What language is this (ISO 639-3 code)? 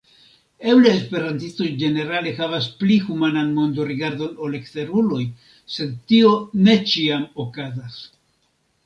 epo